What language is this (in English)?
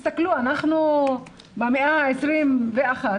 Hebrew